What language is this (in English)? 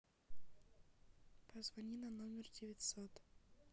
Russian